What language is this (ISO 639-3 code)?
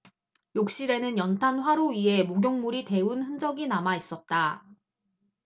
kor